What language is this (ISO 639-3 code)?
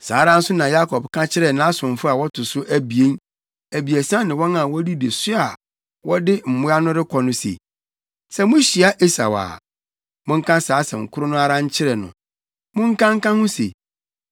aka